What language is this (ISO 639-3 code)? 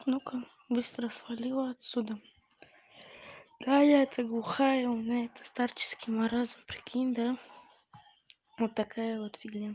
rus